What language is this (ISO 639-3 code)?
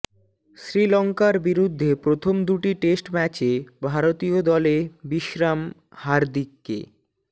ben